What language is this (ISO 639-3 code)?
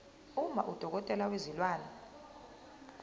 zul